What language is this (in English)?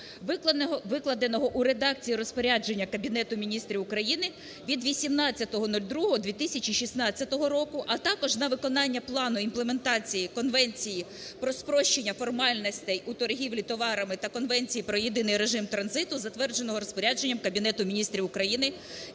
Ukrainian